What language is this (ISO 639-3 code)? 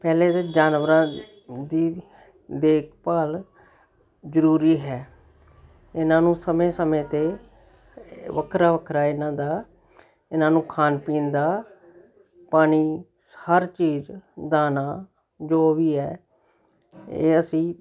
pan